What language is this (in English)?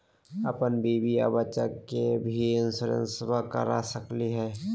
Magahi